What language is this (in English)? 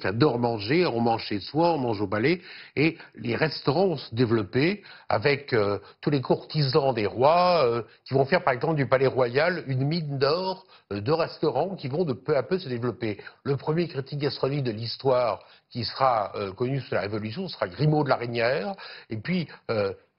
French